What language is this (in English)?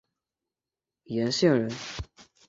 Chinese